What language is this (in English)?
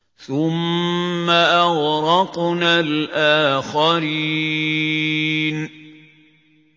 Arabic